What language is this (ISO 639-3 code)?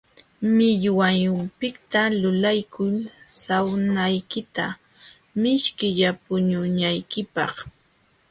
qxw